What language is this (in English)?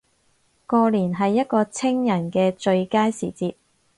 Cantonese